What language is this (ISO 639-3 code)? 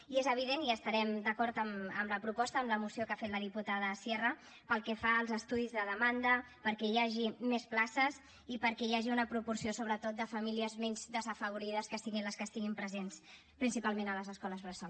cat